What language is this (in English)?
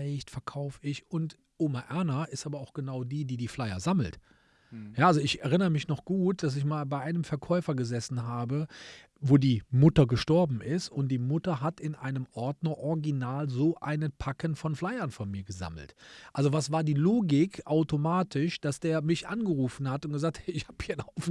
German